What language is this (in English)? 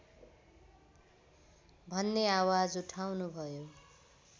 Nepali